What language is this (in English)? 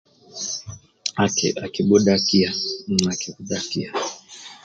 Amba (Uganda)